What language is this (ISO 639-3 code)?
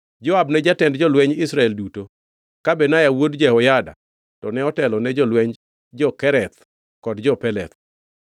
luo